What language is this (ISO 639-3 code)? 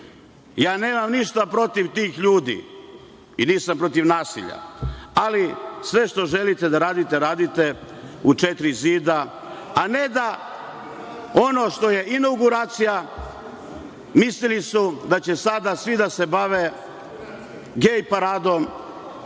srp